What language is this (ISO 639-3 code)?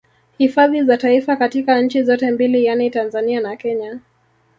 swa